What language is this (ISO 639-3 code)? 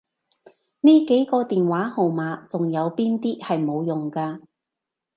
yue